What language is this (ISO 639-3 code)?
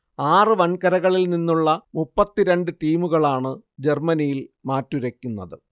mal